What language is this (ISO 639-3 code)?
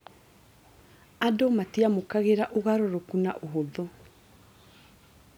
kik